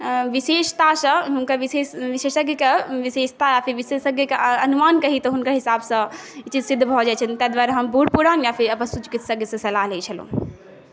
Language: Maithili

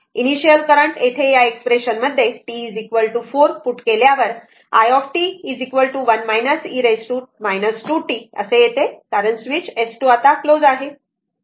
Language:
Marathi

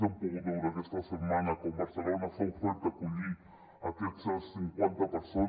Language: Catalan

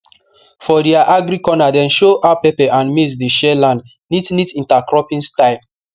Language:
Nigerian Pidgin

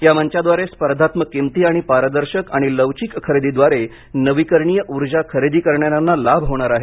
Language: Marathi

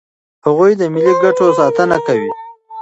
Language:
Pashto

